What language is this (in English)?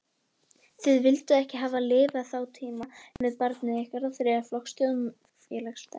Icelandic